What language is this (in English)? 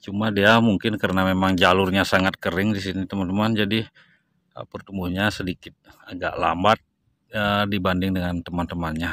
Indonesian